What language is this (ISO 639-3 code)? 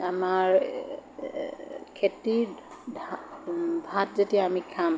asm